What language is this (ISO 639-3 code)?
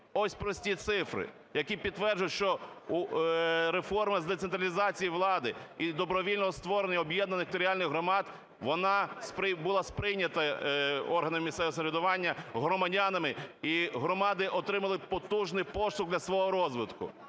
ukr